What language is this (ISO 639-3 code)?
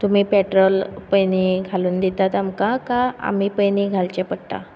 kok